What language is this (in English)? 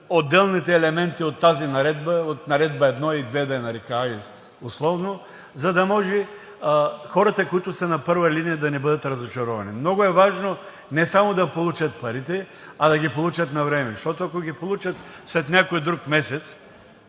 Bulgarian